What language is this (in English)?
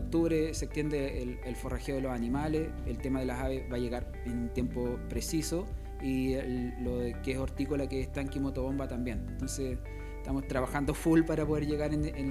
Spanish